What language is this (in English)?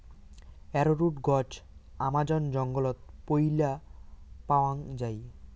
Bangla